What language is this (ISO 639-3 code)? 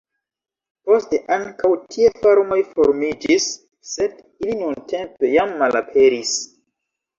epo